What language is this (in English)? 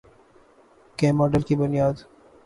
Urdu